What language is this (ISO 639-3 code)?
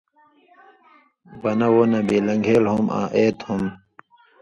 mvy